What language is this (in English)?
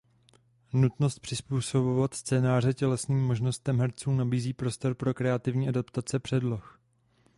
Czech